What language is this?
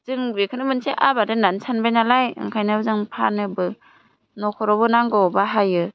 Bodo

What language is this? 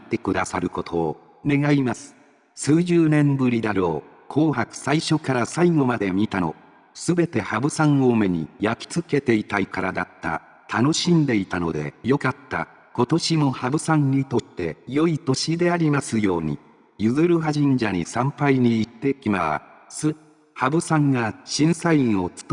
Japanese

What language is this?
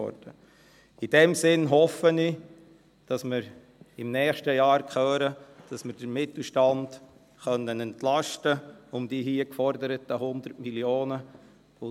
Swiss German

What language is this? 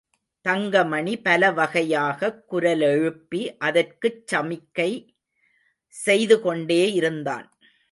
Tamil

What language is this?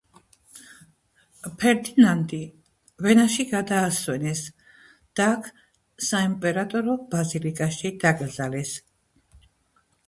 Georgian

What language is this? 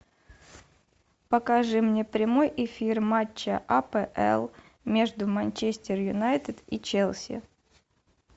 Russian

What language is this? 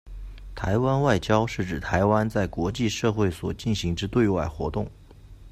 Chinese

